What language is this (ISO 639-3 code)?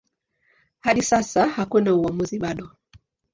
swa